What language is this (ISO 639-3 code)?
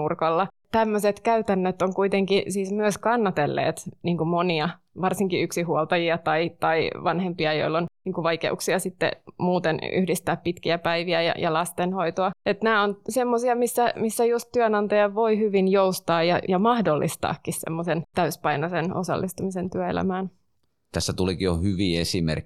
fin